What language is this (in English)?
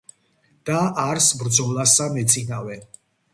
Georgian